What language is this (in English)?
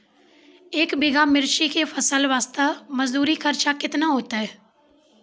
Maithili